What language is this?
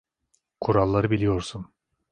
Turkish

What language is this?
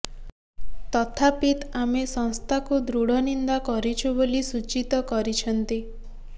Odia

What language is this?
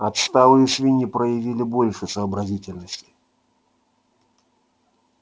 Russian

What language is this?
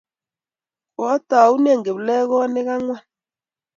Kalenjin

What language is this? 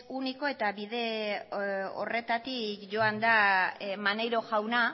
Basque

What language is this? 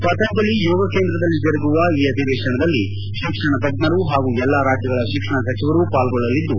Kannada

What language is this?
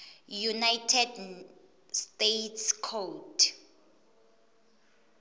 Swati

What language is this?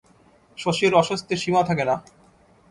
Bangla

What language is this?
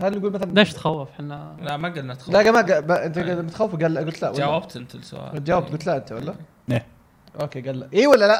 Arabic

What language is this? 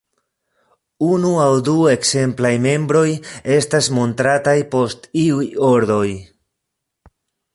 Esperanto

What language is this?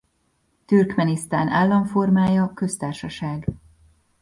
Hungarian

